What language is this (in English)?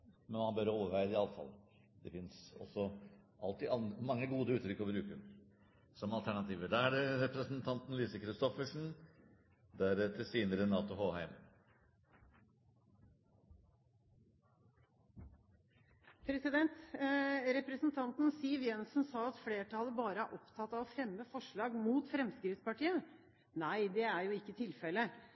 Norwegian